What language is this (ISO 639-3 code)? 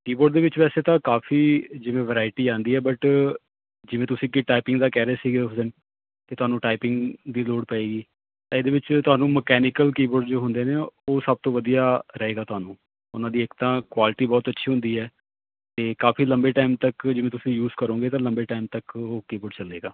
pan